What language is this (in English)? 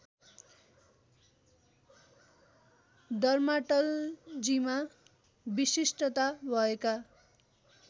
Nepali